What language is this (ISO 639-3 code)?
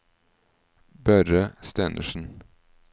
nor